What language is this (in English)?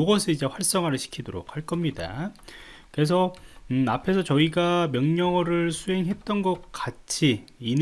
Korean